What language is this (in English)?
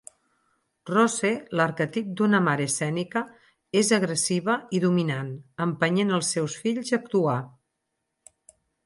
Catalan